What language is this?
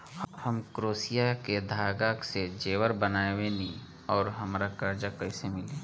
Bhojpuri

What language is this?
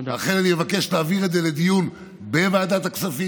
Hebrew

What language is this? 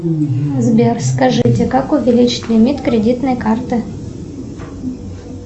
Russian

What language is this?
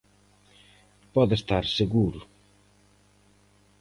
Galician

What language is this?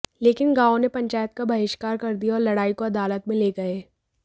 Hindi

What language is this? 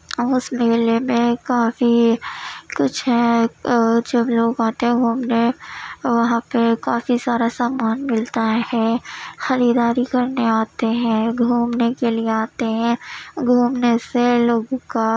Urdu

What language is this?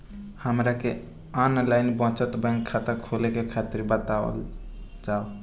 Bhojpuri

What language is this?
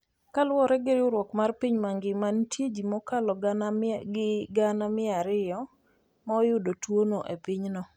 Luo (Kenya and Tanzania)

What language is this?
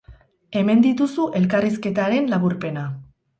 Basque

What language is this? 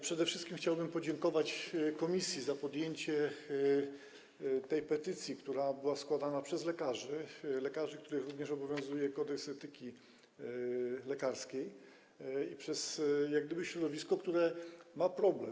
Polish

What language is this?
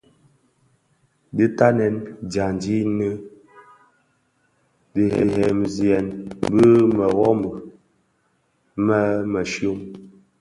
Bafia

